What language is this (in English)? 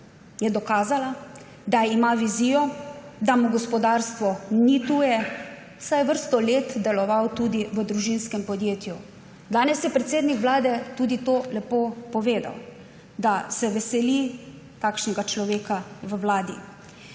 Slovenian